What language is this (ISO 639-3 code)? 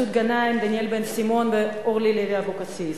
heb